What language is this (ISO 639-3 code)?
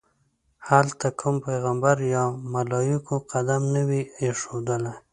pus